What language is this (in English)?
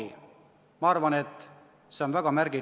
Estonian